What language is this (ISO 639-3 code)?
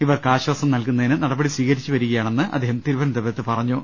mal